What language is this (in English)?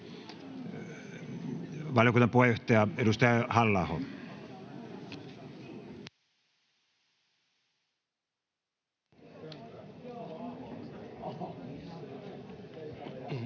Finnish